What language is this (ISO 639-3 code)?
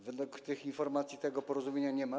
pol